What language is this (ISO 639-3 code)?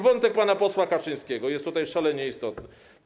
pol